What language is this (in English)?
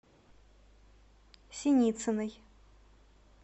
Russian